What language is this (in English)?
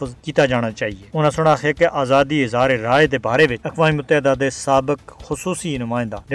Urdu